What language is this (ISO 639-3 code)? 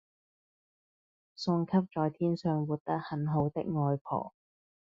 yue